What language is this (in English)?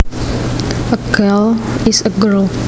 Javanese